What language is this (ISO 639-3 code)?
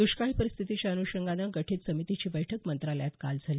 mar